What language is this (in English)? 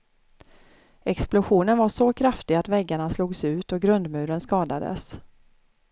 Swedish